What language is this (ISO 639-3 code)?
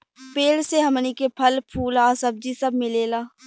bho